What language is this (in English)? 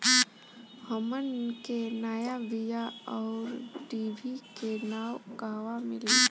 Bhojpuri